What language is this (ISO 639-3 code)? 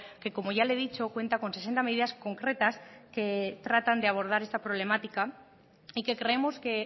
spa